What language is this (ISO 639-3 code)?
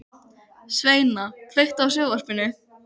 isl